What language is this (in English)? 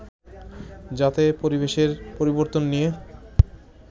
Bangla